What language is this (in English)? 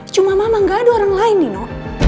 Indonesian